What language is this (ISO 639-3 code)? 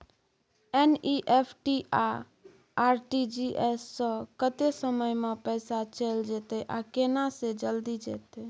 mai